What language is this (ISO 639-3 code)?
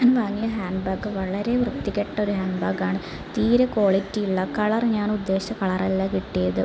mal